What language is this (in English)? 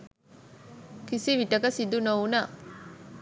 Sinhala